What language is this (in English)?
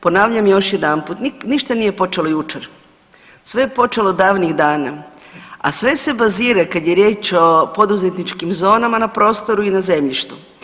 Croatian